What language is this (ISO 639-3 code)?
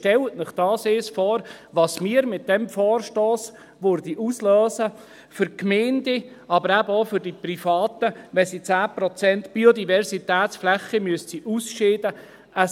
gsw